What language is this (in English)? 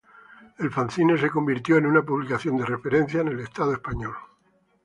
Spanish